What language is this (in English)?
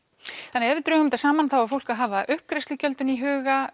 Icelandic